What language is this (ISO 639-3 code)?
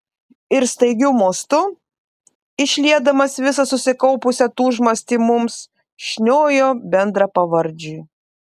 lit